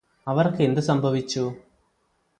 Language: Malayalam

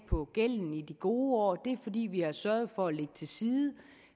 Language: Danish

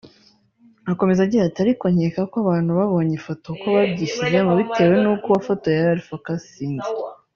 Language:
Kinyarwanda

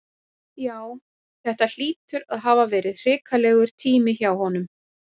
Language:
Icelandic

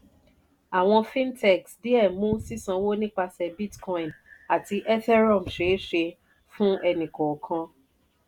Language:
Yoruba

